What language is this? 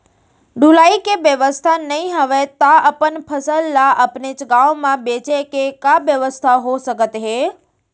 Chhattisgarhi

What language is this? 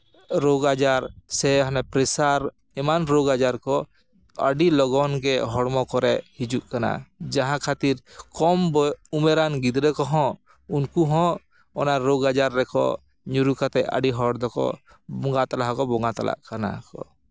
Santali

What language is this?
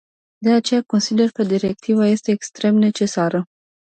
Romanian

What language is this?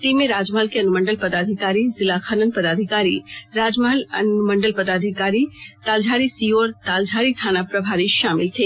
Hindi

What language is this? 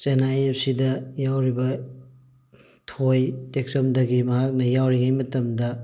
Manipuri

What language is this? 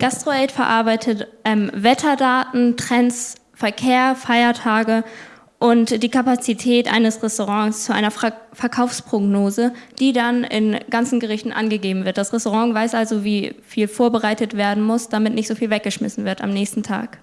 German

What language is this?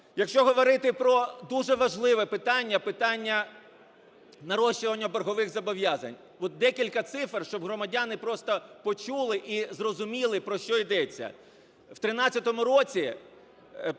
Ukrainian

